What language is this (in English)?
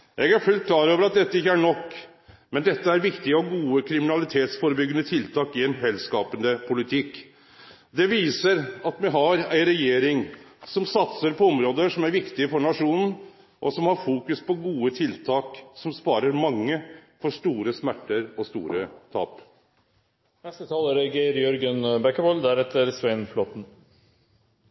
Norwegian Nynorsk